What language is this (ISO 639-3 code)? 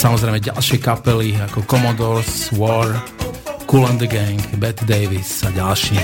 slk